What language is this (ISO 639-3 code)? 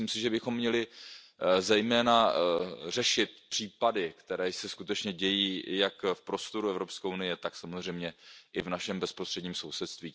ces